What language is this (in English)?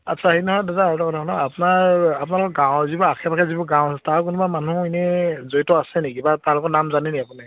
Assamese